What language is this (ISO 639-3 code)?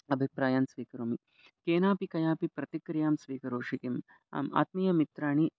san